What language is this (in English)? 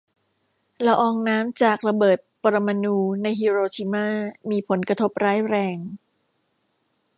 Thai